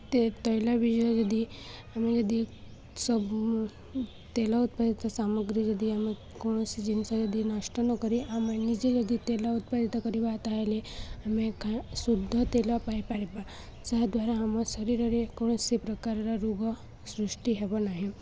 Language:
Odia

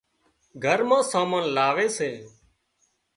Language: Wadiyara Koli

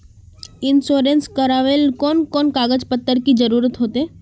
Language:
Magahi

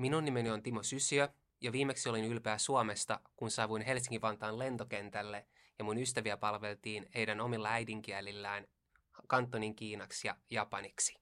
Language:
Finnish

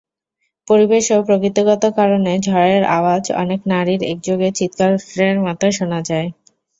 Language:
Bangla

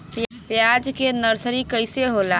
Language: Bhojpuri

